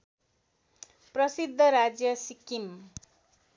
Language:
Nepali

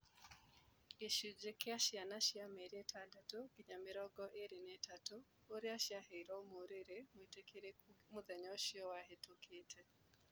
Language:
Kikuyu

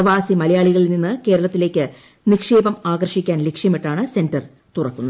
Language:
Malayalam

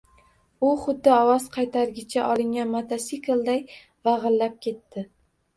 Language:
Uzbek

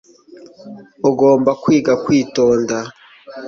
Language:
Kinyarwanda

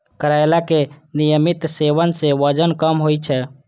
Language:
Maithili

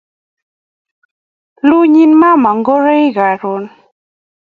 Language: Kalenjin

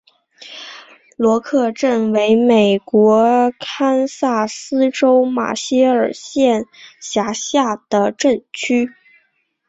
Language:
Chinese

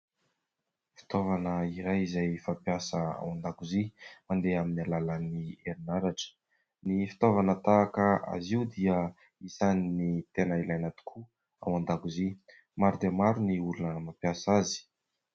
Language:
Malagasy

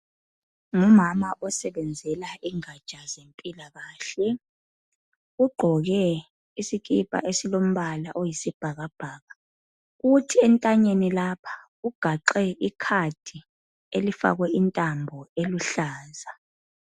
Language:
North Ndebele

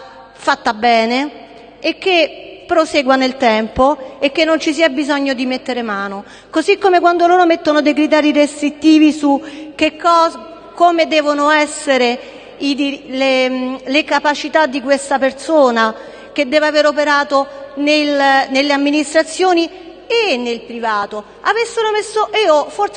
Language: Italian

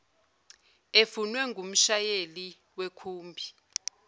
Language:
Zulu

